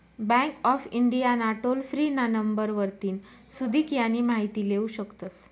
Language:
Marathi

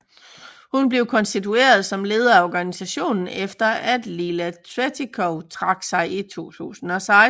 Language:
Danish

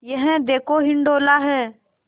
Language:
Hindi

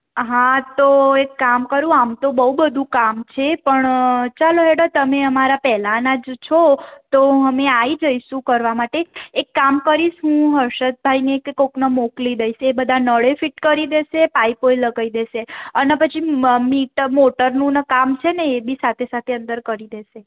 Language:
Gujarati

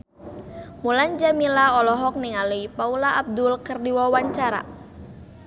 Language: Sundanese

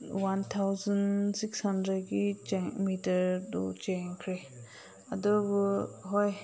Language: Manipuri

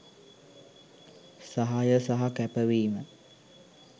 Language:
Sinhala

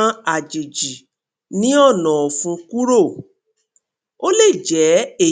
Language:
Yoruba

